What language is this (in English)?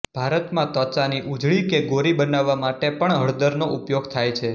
Gujarati